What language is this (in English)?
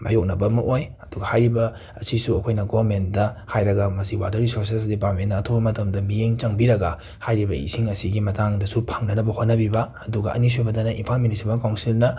Manipuri